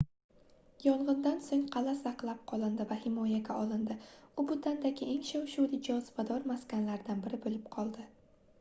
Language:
Uzbek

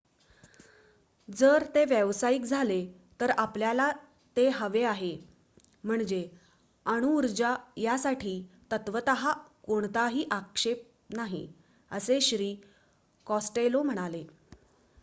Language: Marathi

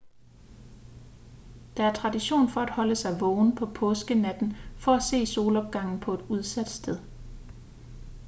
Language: Danish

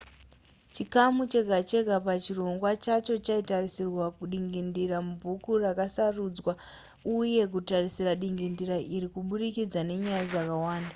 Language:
Shona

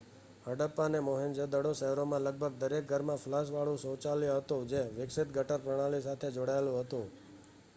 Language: Gujarati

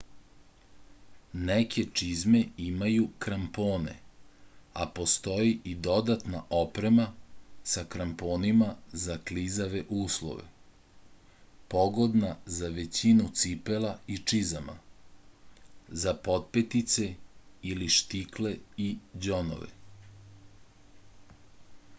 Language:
Serbian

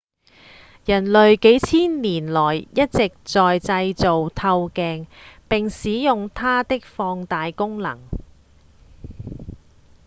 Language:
Cantonese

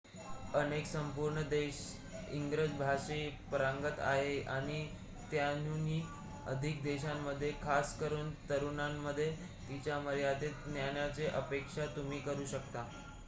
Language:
Marathi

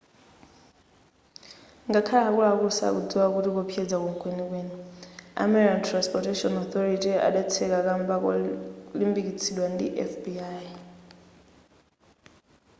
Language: Nyanja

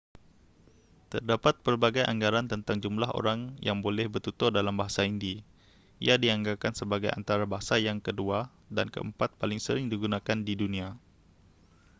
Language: Malay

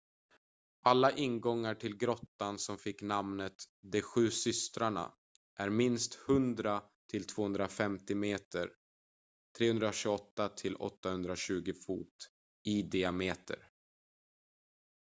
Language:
Swedish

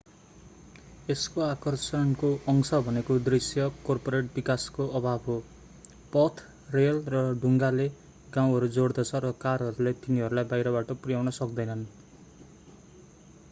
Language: Nepali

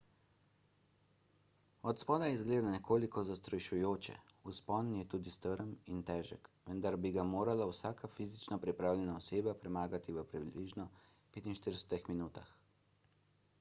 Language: Slovenian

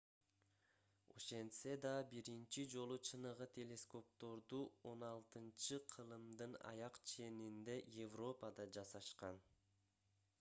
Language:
Kyrgyz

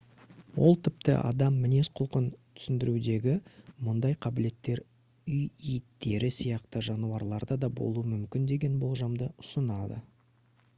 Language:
Kazakh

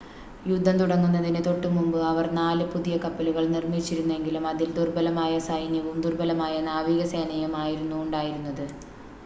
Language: Malayalam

